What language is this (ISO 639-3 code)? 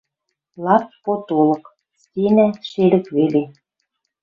mrj